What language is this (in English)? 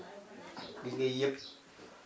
Wolof